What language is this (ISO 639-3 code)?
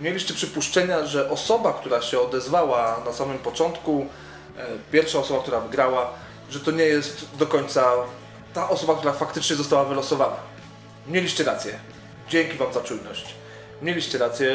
pol